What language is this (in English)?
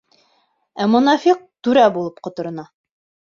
Bashkir